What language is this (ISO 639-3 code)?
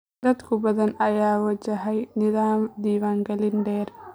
som